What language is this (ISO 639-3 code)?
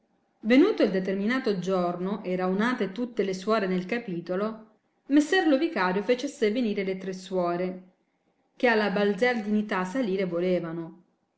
ita